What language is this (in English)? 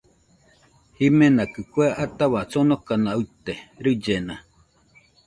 Nüpode Huitoto